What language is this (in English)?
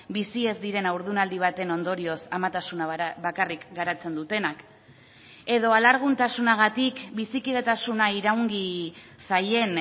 Basque